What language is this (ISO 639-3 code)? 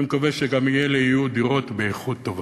heb